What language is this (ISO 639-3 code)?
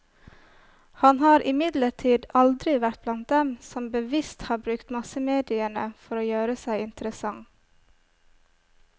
nor